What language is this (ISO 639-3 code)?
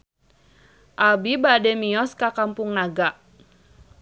sun